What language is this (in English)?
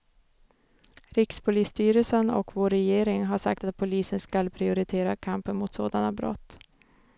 Swedish